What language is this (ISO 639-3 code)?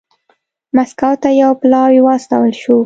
pus